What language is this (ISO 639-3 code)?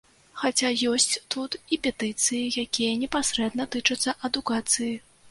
bel